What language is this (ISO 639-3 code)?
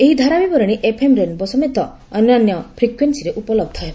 ori